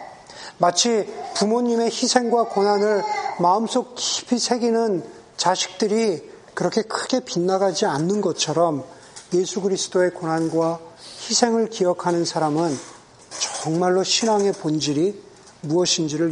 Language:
Korean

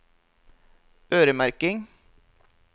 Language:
Norwegian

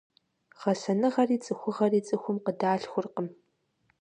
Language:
Kabardian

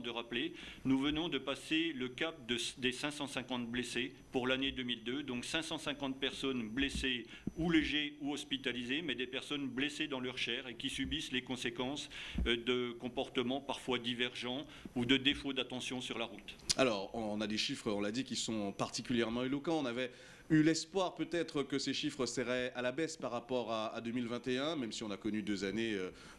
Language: French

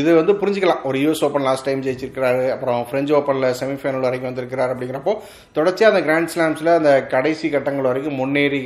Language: Tamil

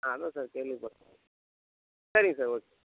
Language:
Tamil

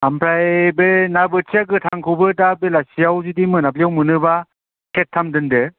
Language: Bodo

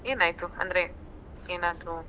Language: Kannada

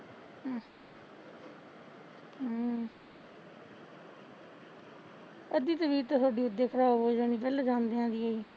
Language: Punjabi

